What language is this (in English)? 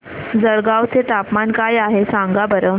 Marathi